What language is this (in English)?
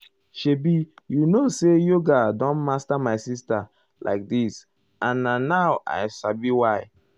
Nigerian Pidgin